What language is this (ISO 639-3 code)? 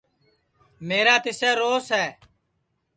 ssi